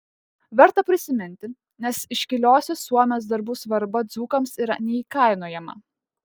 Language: Lithuanian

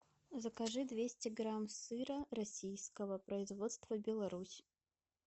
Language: Russian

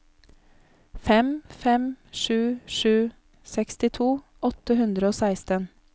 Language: Norwegian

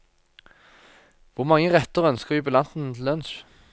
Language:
Norwegian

